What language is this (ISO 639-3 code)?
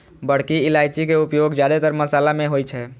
mai